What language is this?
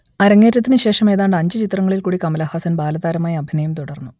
Malayalam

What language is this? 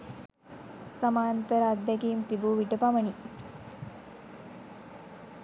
Sinhala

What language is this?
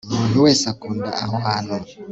Kinyarwanda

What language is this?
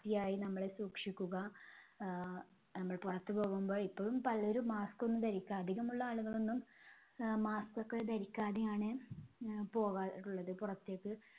Malayalam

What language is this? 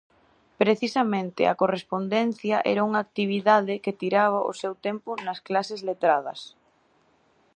Galician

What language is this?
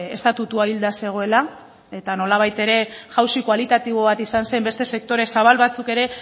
Basque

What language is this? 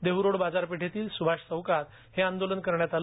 Marathi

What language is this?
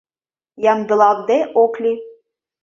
Mari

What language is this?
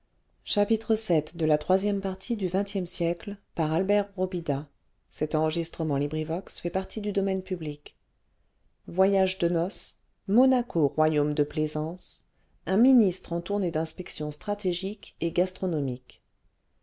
French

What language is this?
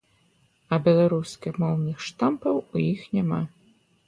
Belarusian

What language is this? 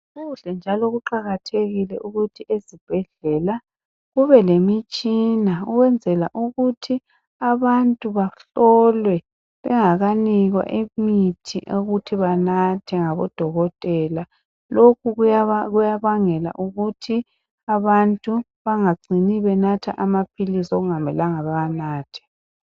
North Ndebele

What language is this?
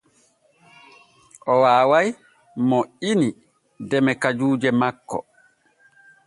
Borgu Fulfulde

